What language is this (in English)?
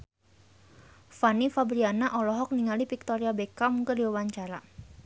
Sundanese